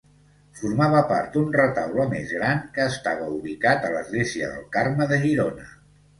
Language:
Catalan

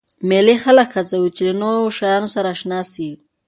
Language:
Pashto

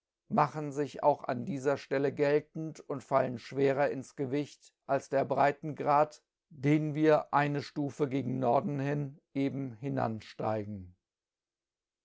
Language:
German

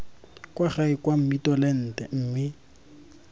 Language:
Tswana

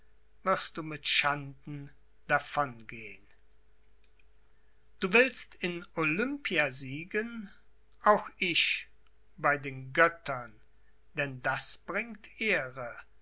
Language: German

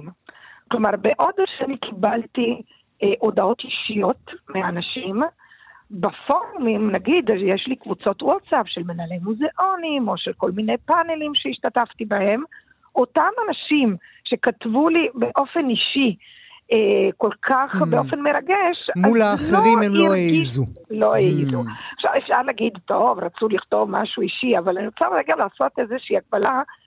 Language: Hebrew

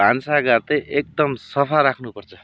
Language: Nepali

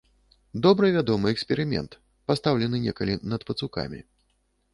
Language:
Belarusian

